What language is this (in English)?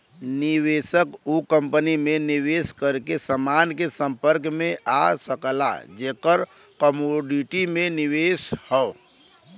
Bhojpuri